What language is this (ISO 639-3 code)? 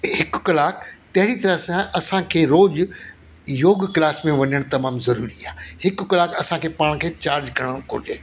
snd